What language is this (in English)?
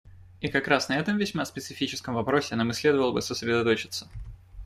Russian